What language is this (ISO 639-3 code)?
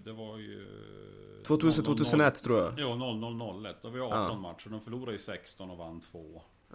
swe